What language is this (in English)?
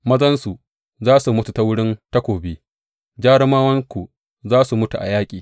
Hausa